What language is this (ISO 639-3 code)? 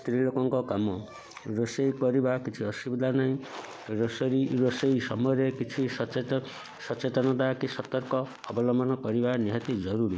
ori